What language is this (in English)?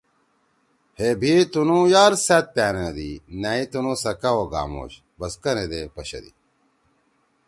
Torwali